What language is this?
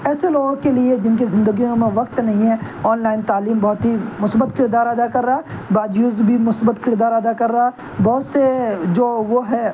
Urdu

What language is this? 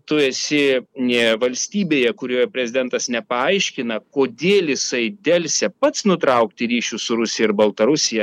Lithuanian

